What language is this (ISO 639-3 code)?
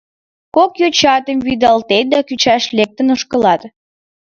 chm